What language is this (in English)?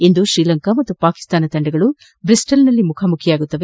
Kannada